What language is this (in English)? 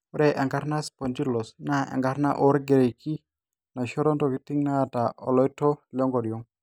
Masai